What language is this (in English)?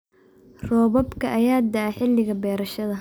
Somali